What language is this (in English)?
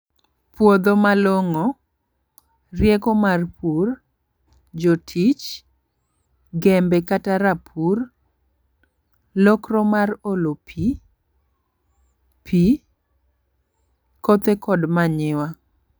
Luo (Kenya and Tanzania)